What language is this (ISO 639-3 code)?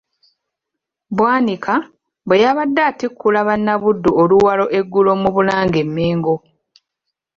lug